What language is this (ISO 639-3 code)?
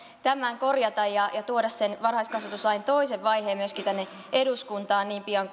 fin